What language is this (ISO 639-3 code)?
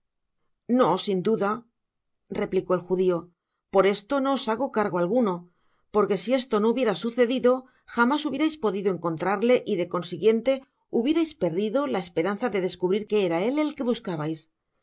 spa